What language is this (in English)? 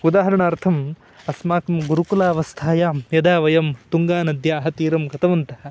Sanskrit